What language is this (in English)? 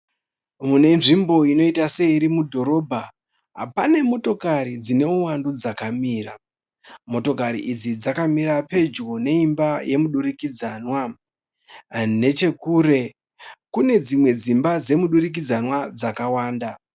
Shona